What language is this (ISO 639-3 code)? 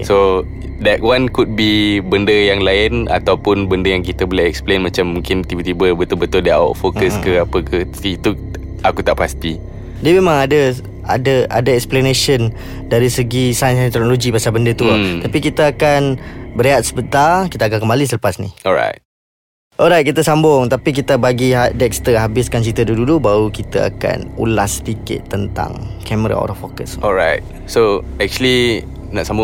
msa